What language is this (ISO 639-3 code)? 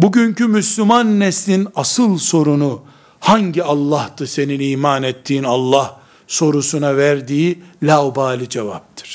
tur